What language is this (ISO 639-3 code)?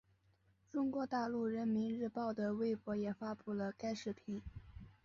zho